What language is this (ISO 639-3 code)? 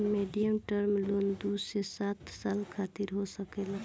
bho